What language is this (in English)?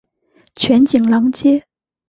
Chinese